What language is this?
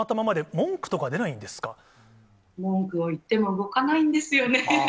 Japanese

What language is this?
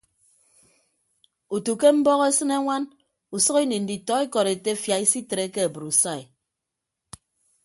Ibibio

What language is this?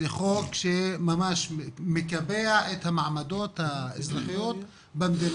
Hebrew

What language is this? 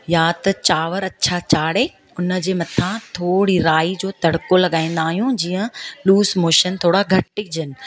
Sindhi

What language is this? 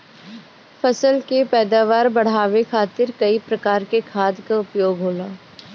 Bhojpuri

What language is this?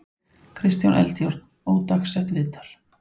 Icelandic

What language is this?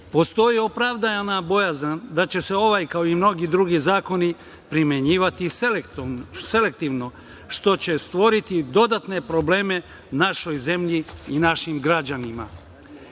Serbian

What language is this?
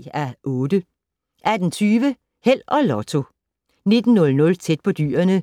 Danish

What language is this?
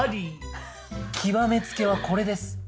Japanese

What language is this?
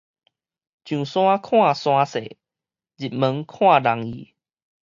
Min Nan Chinese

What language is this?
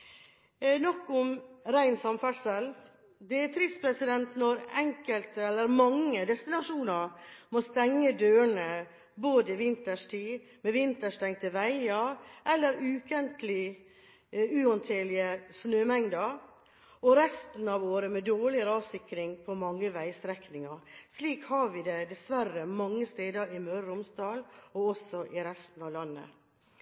Norwegian Bokmål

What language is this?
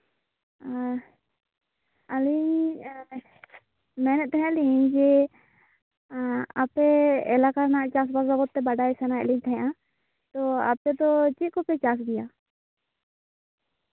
Santali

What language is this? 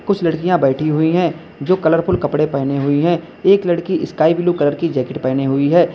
Hindi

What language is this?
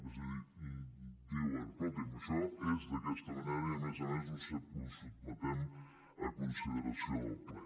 Catalan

